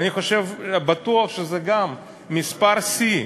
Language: Hebrew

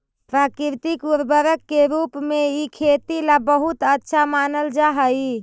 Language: Magahi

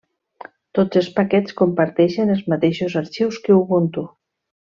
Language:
Catalan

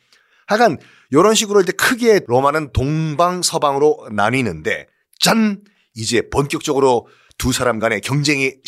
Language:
Korean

